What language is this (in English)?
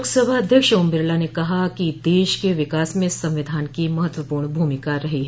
Hindi